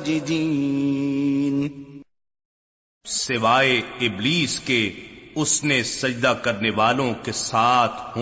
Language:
Urdu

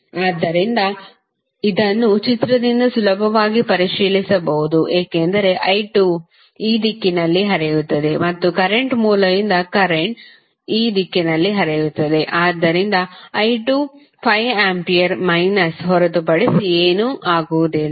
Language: Kannada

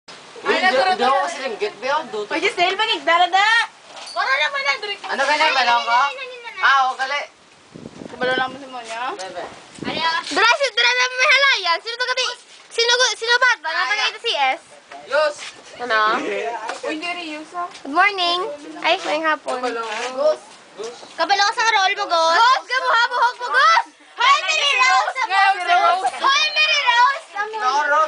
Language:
Turkish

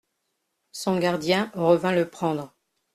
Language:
French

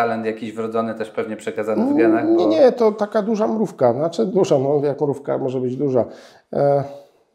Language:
Polish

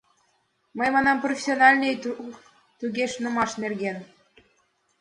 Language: Mari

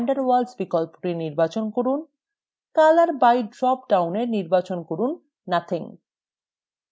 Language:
Bangla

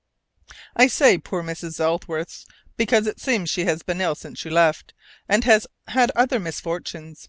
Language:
English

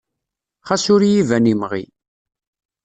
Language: Kabyle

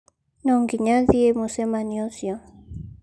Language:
Kikuyu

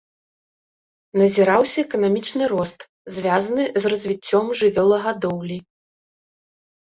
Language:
Belarusian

